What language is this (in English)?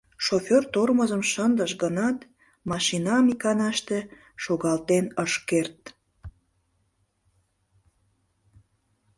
Mari